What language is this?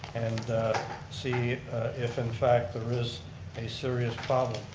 English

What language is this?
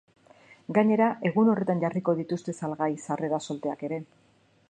Basque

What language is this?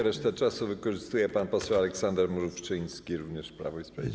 Polish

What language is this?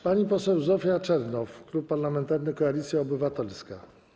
Polish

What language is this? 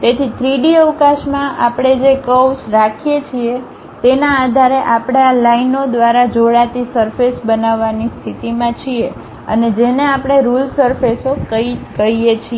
Gujarati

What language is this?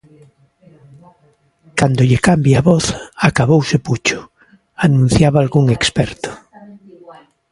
Galician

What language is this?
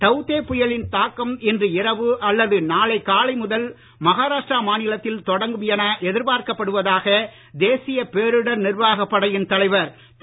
Tamil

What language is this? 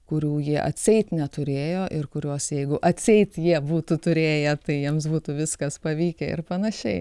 Lithuanian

